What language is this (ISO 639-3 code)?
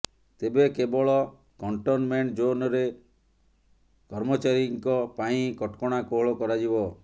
ori